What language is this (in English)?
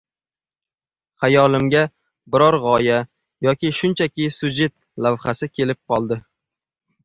Uzbek